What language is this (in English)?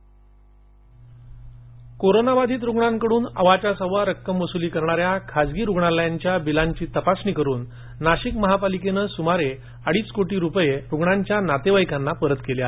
Marathi